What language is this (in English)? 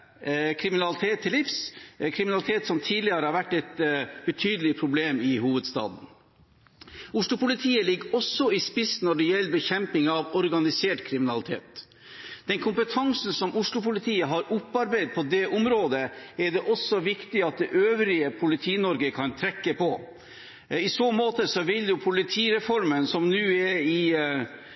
Norwegian Bokmål